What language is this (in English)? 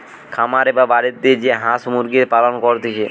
Bangla